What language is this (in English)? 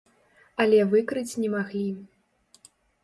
Belarusian